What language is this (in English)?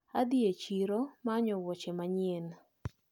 Luo (Kenya and Tanzania)